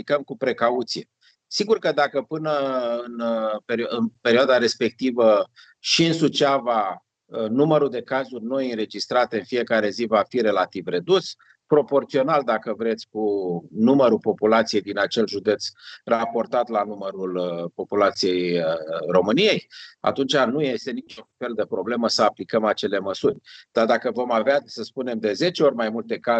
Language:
Romanian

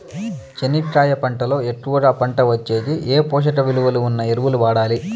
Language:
Telugu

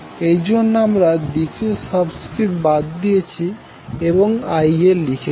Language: Bangla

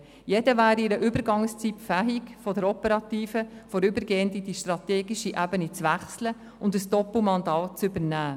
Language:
Swiss German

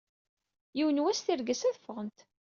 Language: Kabyle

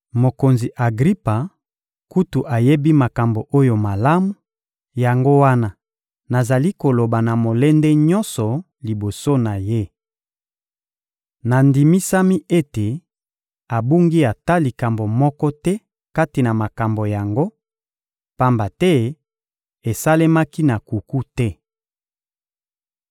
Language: Lingala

